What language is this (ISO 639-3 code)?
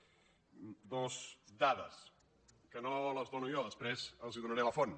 cat